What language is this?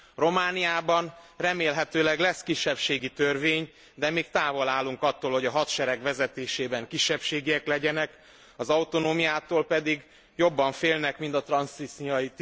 Hungarian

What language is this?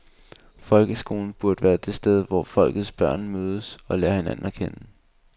Danish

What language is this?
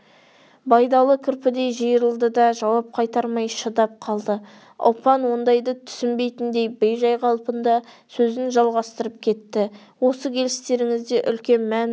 Kazakh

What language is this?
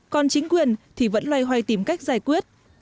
Vietnamese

